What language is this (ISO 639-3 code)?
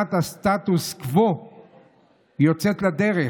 heb